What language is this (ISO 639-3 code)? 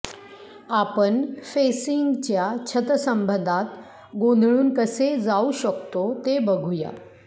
mar